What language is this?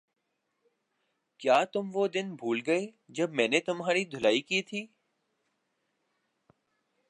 Urdu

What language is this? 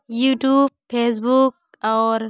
Hindi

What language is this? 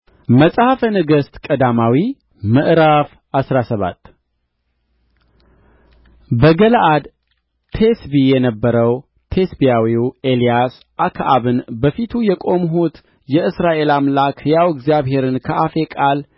Amharic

